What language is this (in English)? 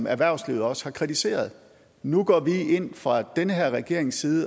Danish